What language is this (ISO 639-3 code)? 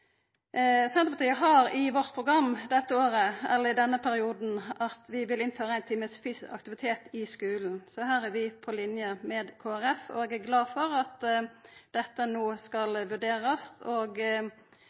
nno